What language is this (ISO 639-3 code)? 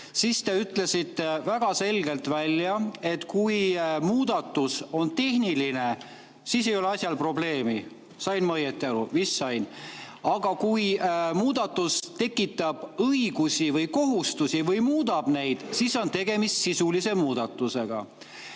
est